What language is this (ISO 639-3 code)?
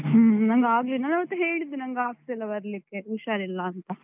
kan